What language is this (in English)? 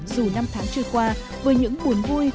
Vietnamese